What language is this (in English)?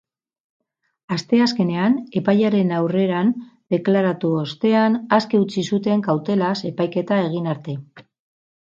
Basque